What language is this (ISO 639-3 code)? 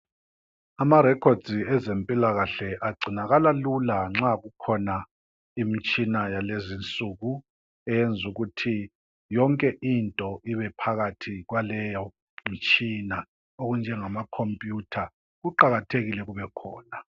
nde